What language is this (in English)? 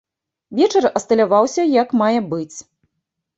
Belarusian